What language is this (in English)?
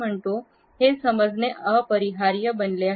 Marathi